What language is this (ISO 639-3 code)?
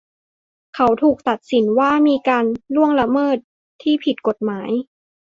tha